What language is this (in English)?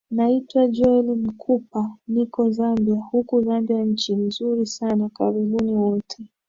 Swahili